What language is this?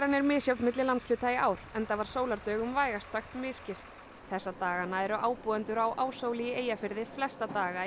Icelandic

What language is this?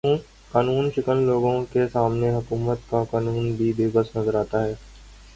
Urdu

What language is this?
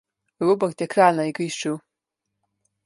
Slovenian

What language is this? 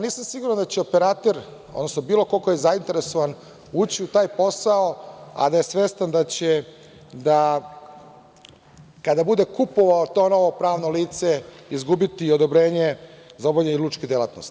Serbian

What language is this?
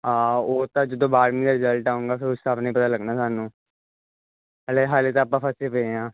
Punjabi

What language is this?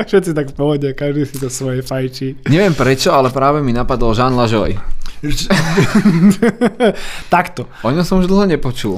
Slovak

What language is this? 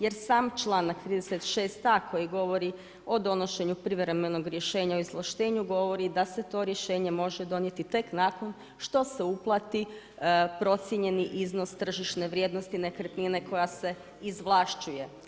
Croatian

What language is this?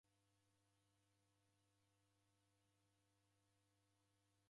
Taita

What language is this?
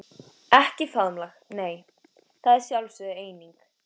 Icelandic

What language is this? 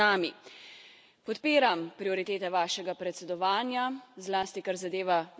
Slovenian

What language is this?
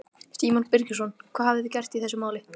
Icelandic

